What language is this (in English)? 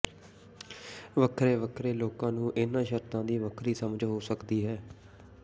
Punjabi